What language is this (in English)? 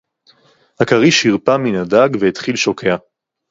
Hebrew